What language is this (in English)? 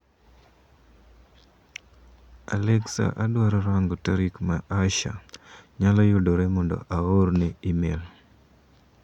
Luo (Kenya and Tanzania)